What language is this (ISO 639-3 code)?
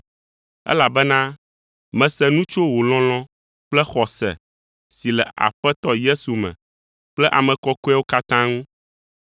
ewe